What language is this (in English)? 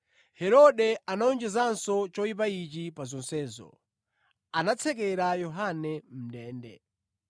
Nyanja